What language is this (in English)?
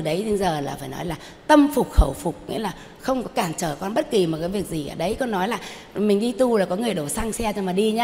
Vietnamese